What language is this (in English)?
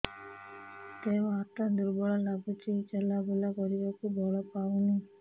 Odia